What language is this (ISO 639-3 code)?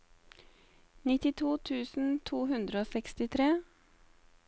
nor